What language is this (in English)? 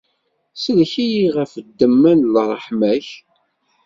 Kabyle